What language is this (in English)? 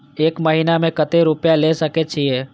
Maithili